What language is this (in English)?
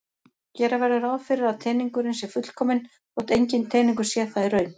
Icelandic